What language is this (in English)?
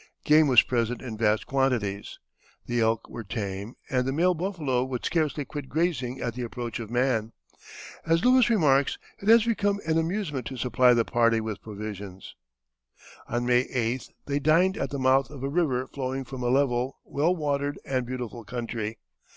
English